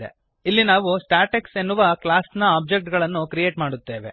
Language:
Kannada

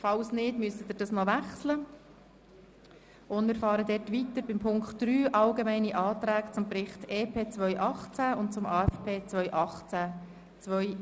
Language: Swiss German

